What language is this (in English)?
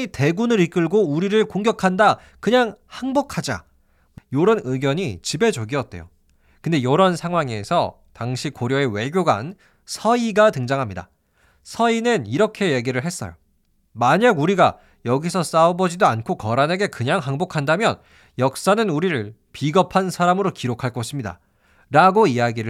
Korean